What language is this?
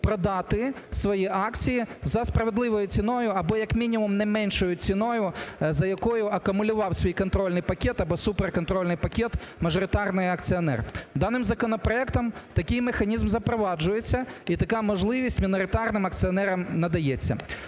Ukrainian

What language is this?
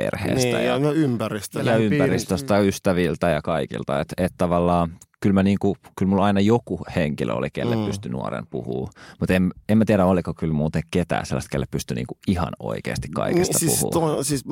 Finnish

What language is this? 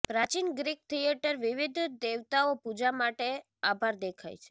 Gujarati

